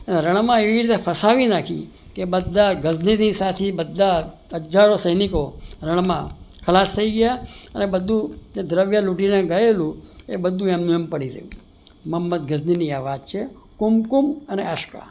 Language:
Gujarati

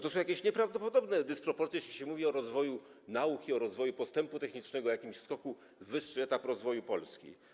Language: Polish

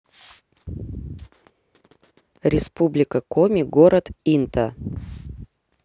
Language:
Russian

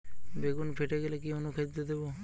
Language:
Bangla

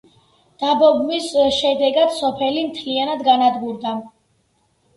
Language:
Georgian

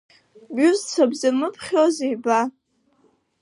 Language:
Abkhazian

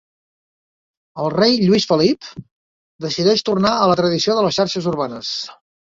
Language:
Catalan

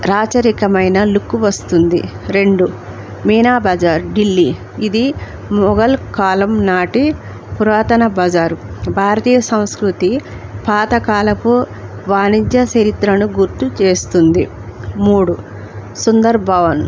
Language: Telugu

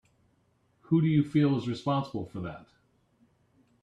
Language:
English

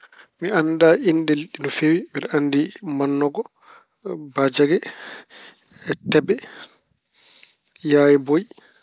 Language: Fula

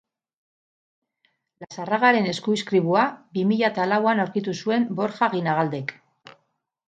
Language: Basque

